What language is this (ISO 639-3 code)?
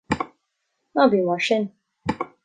gle